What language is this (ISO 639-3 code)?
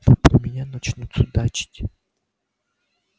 rus